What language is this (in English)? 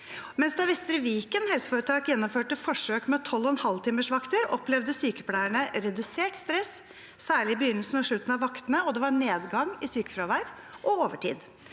Norwegian